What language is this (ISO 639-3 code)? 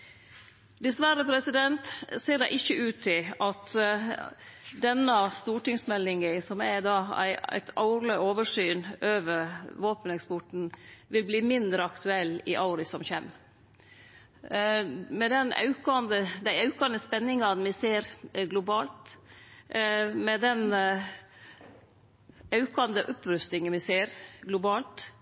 nno